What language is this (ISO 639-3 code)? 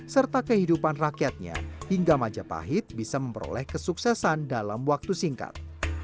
ind